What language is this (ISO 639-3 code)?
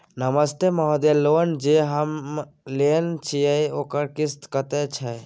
mai